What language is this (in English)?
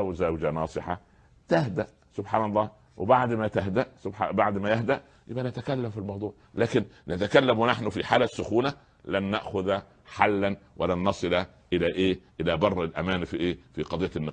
Arabic